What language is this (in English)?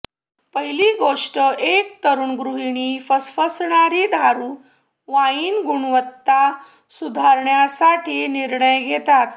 Marathi